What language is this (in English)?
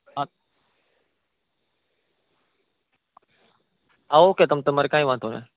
Gujarati